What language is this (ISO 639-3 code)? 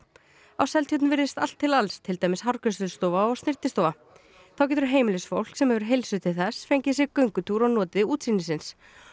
isl